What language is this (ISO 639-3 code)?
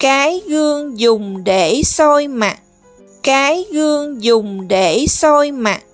vie